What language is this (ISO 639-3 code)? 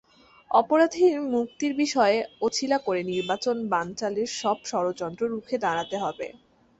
ben